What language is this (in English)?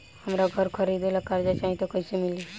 Bhojpuri